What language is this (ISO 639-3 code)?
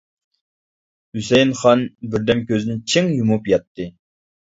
uig